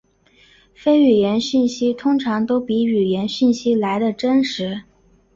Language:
Chinese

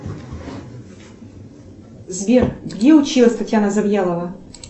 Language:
Russian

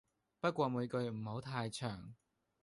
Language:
Cantonese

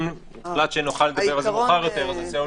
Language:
Hebrew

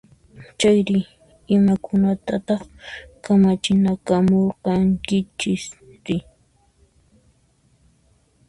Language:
Puno Quechua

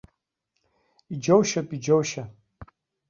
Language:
Abkhazian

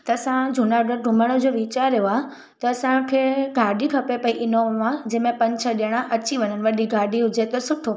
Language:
Sindhi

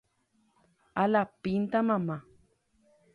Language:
Guarani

